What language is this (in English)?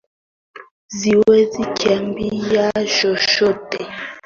Swahili